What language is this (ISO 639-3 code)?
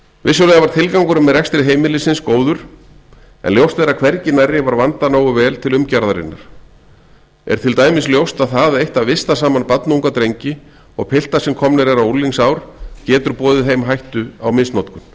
isl